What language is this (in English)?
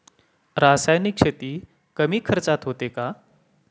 Marathi